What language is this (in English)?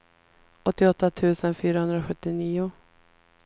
Swedish